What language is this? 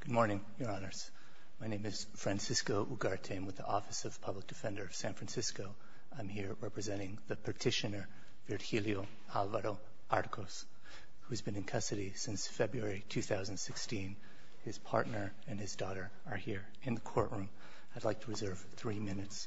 English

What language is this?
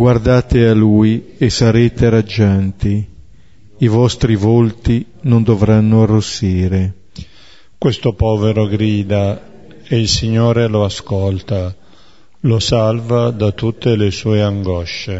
Italian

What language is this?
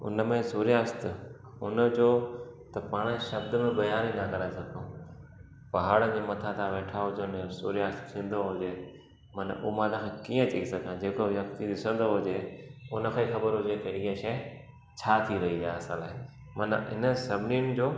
Sindhi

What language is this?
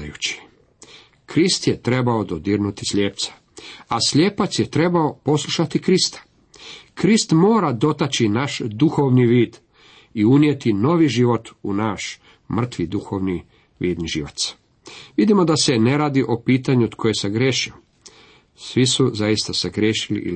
Croatian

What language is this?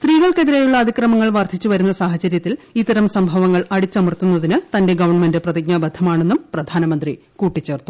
Malayalam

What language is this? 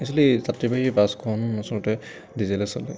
Assamese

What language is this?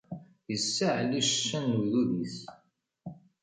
Kabyle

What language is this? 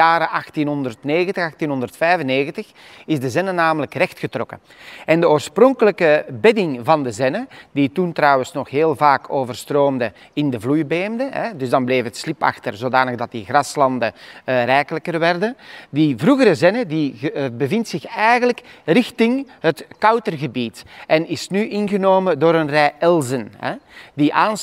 Dutch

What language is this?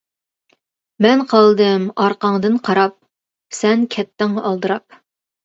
Uyghur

